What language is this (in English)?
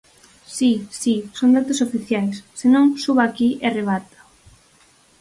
Galician